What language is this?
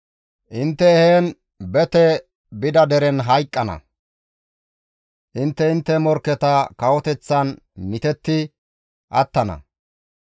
Gamo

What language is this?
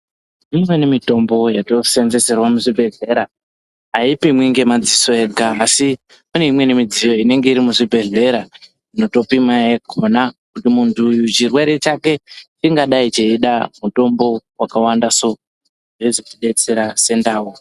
Ndau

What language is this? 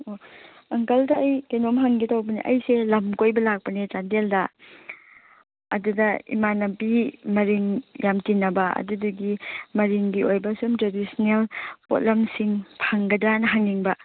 Manipuri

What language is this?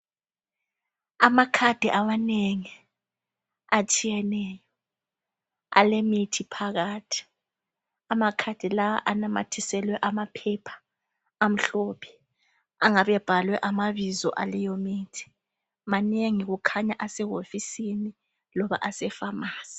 North Ndebele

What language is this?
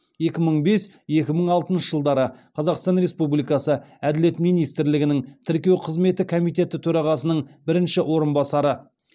Kazakh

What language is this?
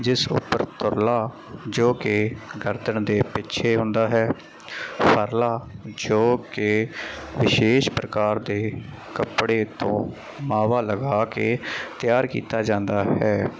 Punjabi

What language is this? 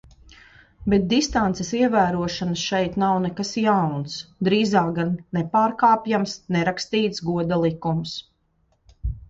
Latvian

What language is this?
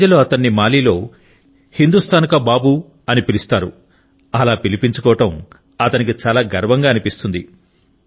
Telugu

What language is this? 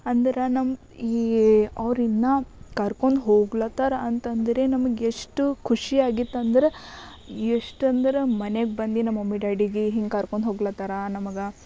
Kannada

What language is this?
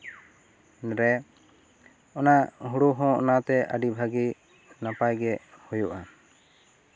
Santali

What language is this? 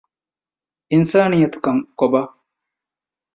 Divehi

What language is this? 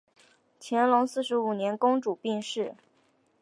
Chinese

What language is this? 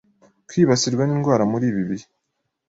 Kinyarwanda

